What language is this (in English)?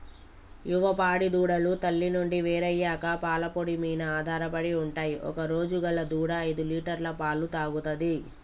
Telugu